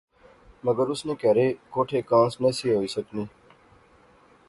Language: Pahari-Potwari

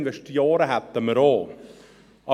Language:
Swiss German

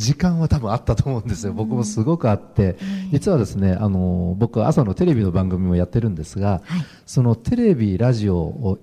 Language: Japanese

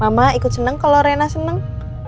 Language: Indonesian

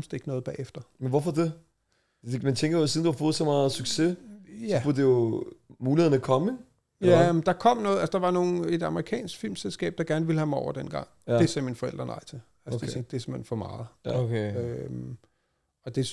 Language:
Danish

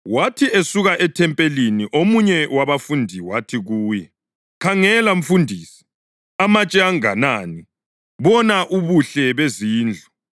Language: North Ndebele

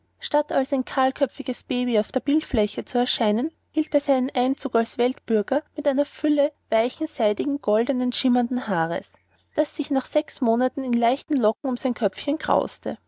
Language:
German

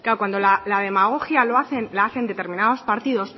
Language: Spanish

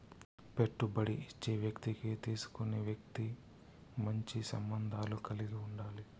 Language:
Telugu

